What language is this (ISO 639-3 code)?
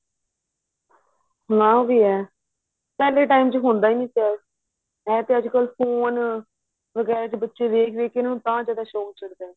pan